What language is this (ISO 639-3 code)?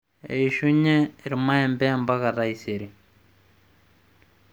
mas